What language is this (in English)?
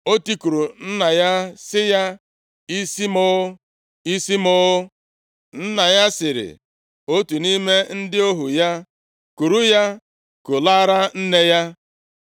Igbo